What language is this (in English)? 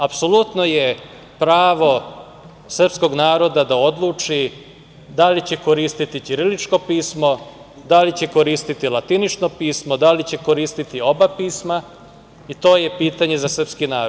Serbian